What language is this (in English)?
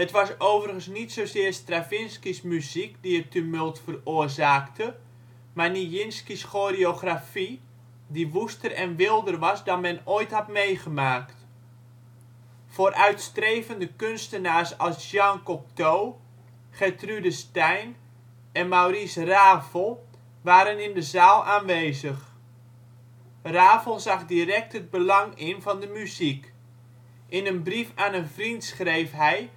Dutch